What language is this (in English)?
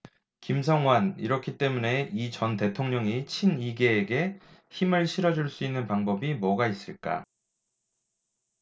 Korean